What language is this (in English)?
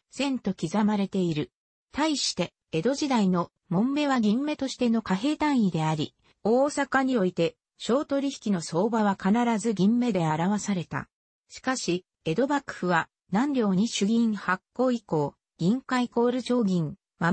Japanese